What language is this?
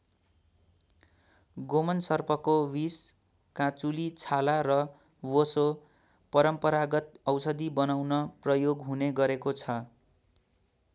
Nepali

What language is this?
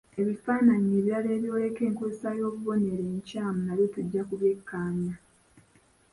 Ganda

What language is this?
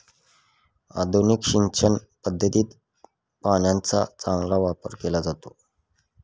Marathi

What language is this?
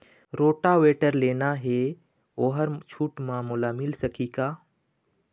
Chhattisgarhi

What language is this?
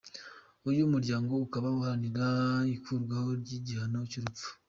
Kinyarwanda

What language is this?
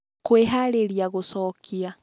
Kikuyu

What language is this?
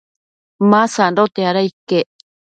Matsés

